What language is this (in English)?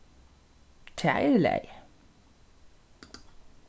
Faroese